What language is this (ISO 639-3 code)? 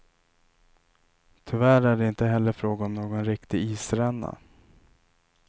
swe